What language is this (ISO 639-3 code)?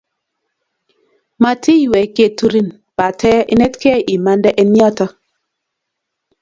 kln